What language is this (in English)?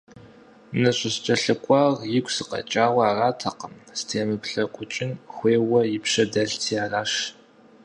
Kabardian